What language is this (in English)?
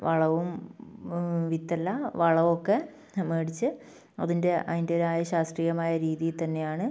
Malayalam